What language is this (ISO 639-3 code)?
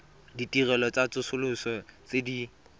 tsn